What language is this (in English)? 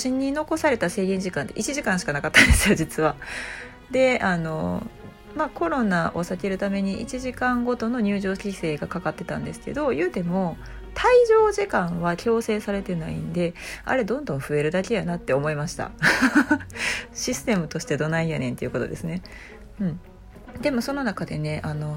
Japanese